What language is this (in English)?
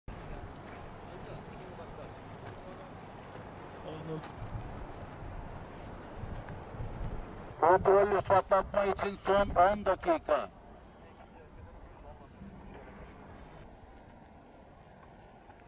Turkish